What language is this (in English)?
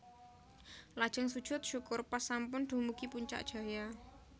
Javanese